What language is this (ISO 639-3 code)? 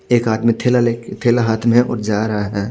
hin